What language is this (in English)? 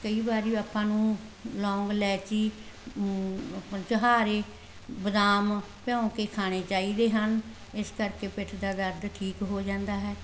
Punjabi